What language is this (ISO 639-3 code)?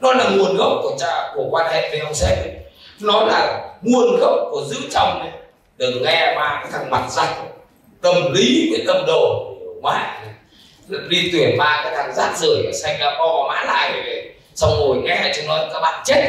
vie